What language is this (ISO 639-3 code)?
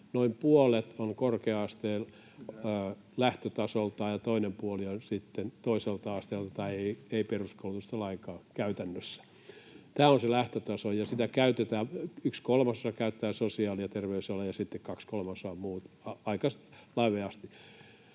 fin